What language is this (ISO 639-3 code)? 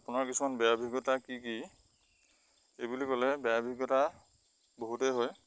asm